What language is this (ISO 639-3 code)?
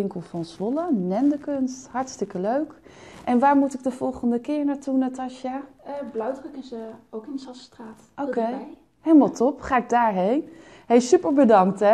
nld